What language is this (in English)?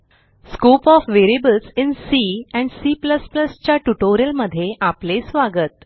Marathi